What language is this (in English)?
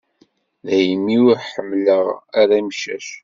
Kabyle